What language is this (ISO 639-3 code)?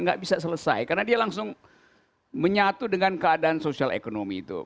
ind